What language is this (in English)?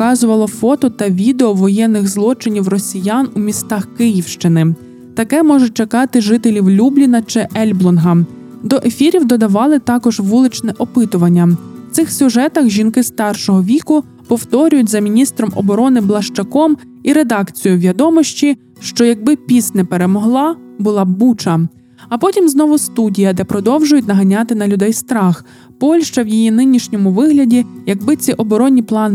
Ukrainian